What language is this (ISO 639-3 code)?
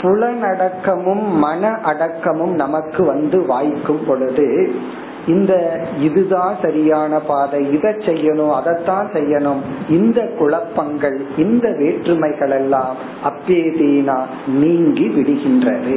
tam